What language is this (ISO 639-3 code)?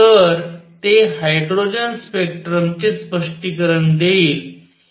mar